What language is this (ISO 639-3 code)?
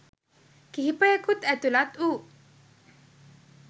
sin